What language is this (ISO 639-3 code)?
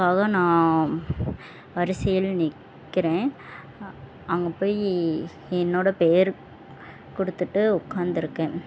tam